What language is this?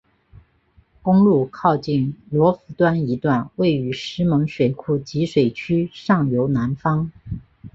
Chinese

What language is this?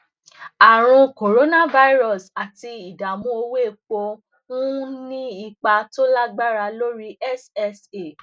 Yoruba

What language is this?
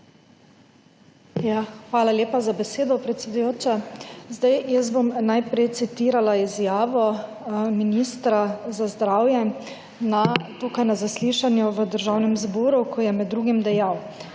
Slovenian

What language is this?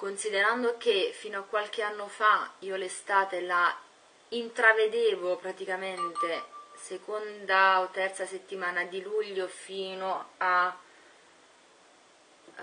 Italian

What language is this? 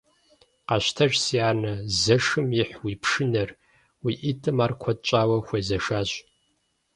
Kabardian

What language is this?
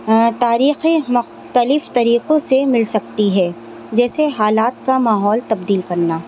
Urdu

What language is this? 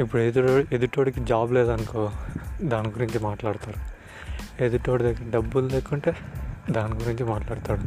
Telugu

